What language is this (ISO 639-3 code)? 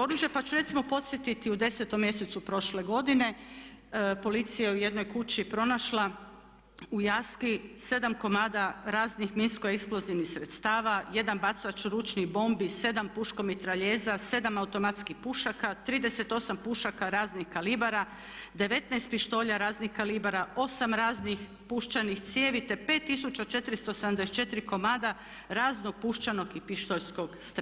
hrv